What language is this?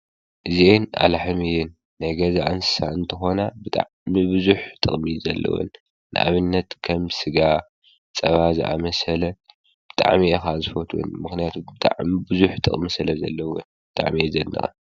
Tigrinya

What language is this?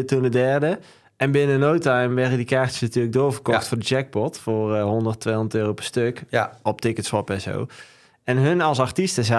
Dutch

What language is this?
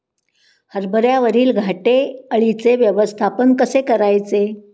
Marathi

